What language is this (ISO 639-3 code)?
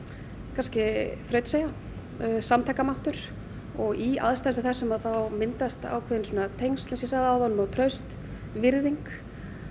isl